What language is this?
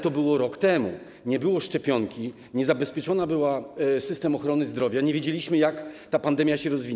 Polish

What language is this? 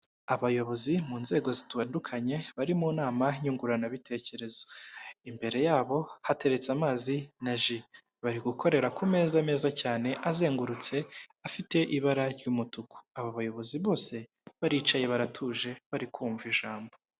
Kinyarwanda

